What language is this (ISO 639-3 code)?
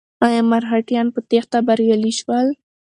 pus